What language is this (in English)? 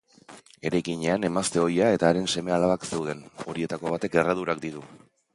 Basque